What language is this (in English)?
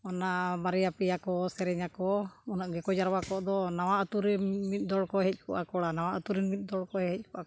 Santali